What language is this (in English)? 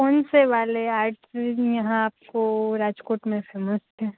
Gujarati